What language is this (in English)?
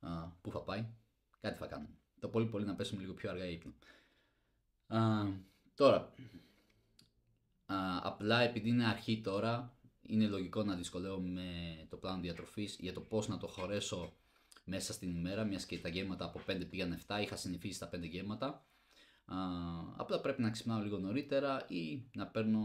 Greek